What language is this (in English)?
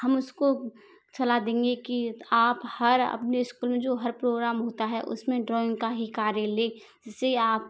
Hindi